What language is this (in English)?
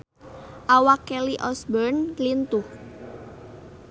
Sundanese